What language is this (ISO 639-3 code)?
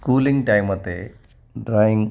snd